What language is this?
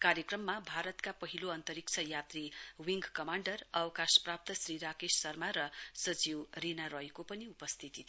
Nepali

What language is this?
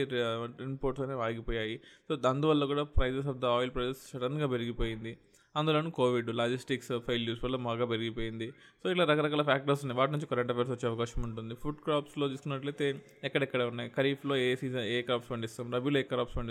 Telugu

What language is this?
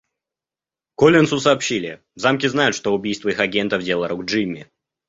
Russian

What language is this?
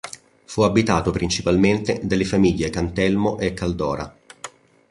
Italian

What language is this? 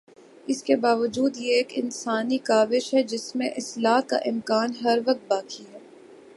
Urdu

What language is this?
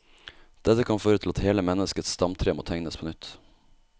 Norwegian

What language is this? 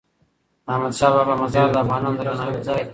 Pashto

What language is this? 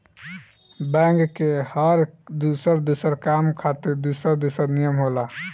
Bhojpuri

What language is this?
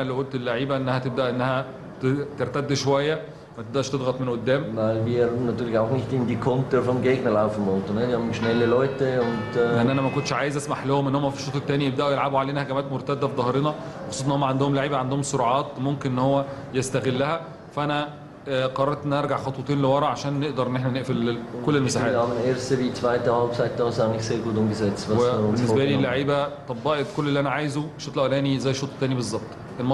Arabic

